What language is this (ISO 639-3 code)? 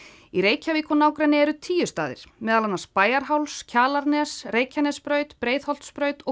isl